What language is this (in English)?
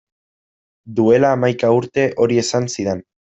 Basque